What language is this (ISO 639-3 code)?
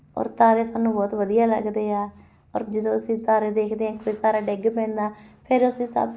pan